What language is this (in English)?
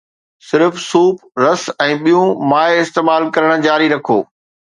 Sindhi